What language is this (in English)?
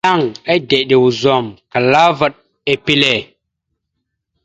Mada (Cameroon)